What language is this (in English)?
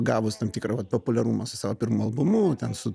Lithuanian